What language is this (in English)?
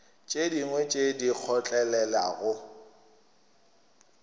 Northern Sotho